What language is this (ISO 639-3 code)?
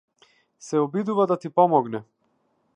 mkd